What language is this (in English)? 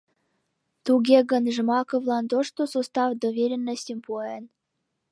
Mari